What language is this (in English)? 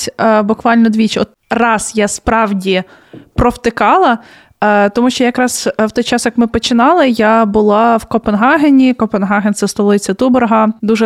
Ukrainian